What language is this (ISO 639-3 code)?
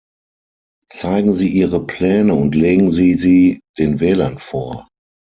deu